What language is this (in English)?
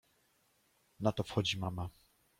Polish